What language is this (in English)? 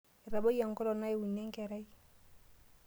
Masai